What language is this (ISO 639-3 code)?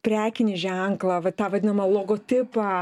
lit